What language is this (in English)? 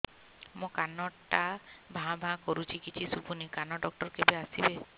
Odia